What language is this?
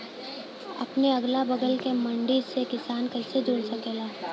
Bhojpuri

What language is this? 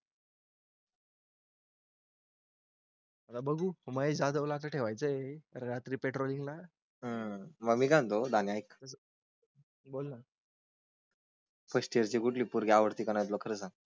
Marathi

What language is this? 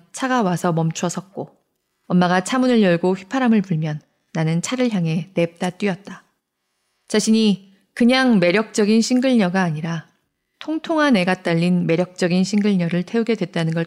Korean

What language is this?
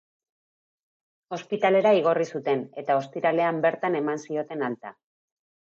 Basque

